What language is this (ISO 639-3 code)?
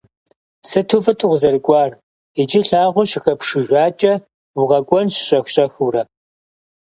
kbd